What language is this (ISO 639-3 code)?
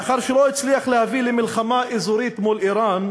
heb